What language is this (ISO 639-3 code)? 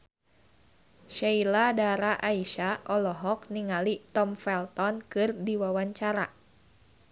sun